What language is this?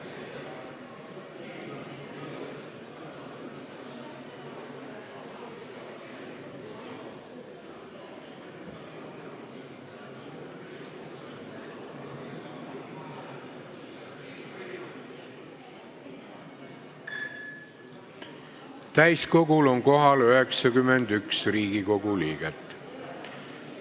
Estonian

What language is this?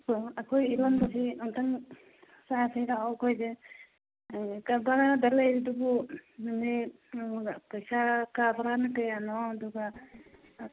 Manipuri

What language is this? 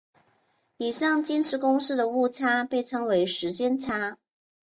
Chinese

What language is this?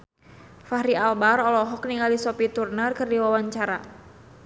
Sundanese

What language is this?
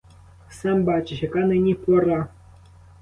Ukrainian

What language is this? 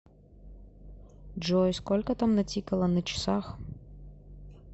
Russian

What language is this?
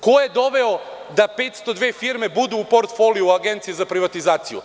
Serbian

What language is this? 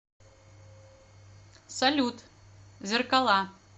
Russian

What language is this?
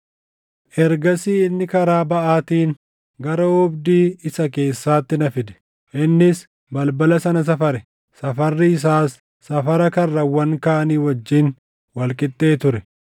Oromo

